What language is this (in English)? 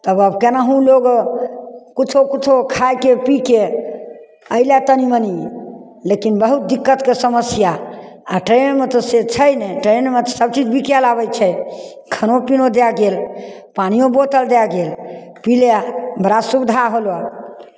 Maithili